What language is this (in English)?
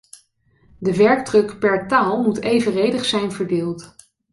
Dutch